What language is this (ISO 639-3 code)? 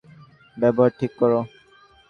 ben